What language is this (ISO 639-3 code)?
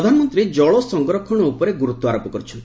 ori